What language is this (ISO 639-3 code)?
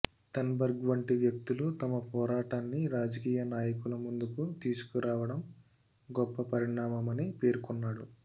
tel